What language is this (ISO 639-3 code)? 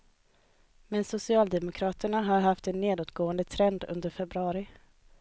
swe